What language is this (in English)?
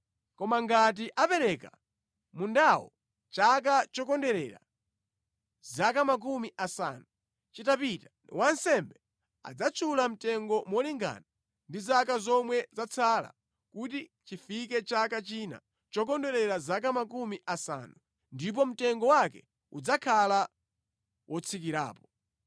Nyanja